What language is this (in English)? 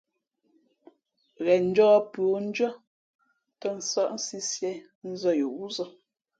Fe'fe'